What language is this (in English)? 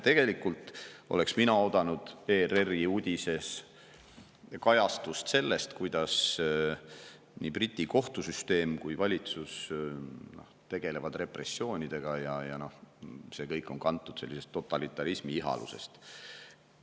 Estonian